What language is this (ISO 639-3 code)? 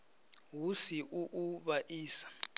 ven